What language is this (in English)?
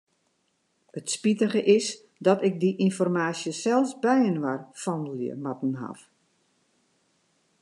Western Frisian